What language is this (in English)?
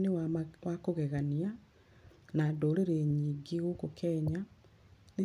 Kikuyu